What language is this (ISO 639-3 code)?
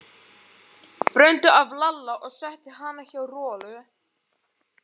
isl